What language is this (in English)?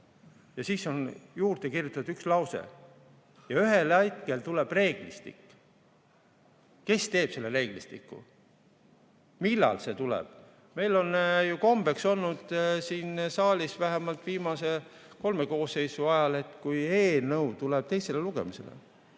Estonian